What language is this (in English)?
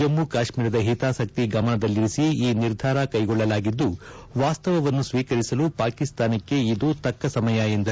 Kannada